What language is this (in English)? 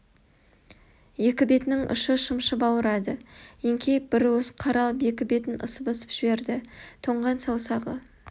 Kazakh